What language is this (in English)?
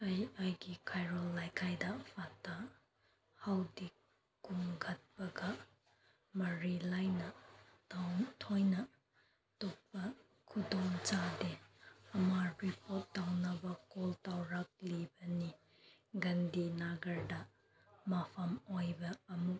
Manipuri